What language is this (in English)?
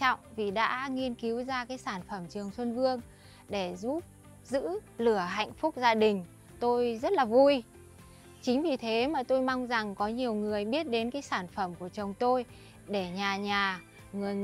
Vietnamese